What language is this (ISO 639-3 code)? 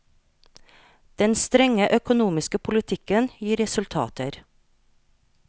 nor